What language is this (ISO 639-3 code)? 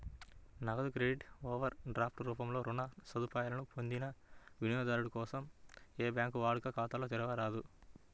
tel